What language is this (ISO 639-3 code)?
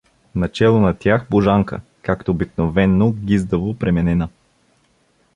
bul